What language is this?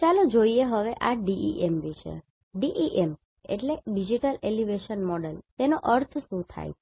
Gujarati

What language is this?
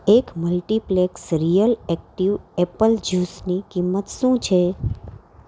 Gujarati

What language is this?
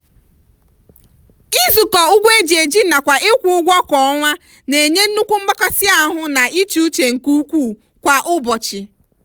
Igbo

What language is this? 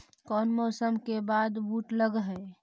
Magahi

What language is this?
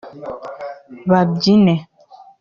Kinyarwanda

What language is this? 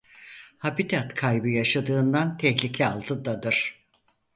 Turkish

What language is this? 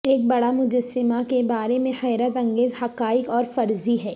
Urdu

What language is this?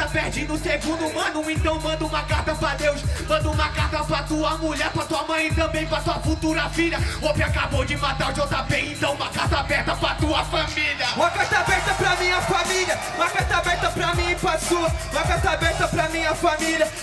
Portuguese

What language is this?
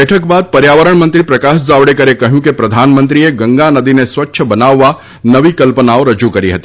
Gujarati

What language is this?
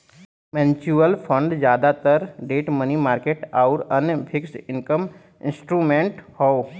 Bhojpuri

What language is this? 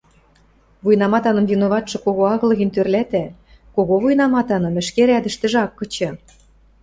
Western Mari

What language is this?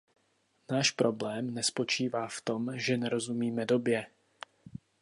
Czech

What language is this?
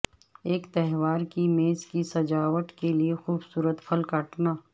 Urdu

